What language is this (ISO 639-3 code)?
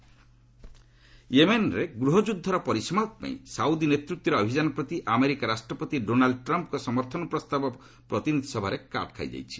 ori